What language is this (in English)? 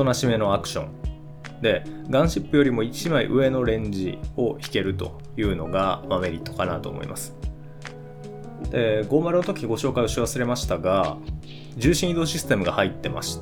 Japanese